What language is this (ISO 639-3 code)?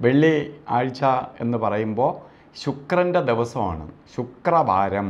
mal